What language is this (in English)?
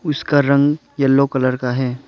Hindi